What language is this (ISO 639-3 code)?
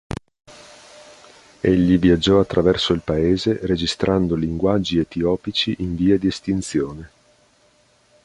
ita